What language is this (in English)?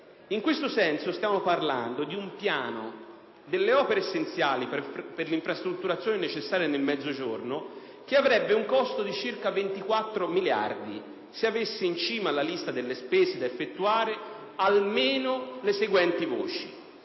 Italian